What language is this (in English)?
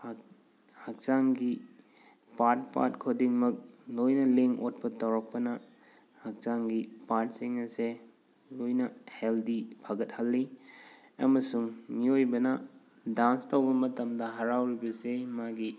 Manipuri